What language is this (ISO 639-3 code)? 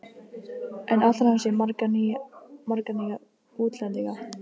isl